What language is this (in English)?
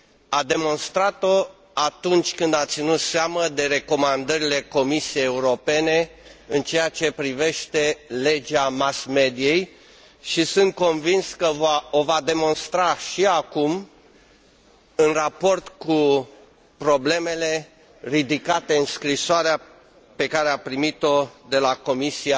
Romanian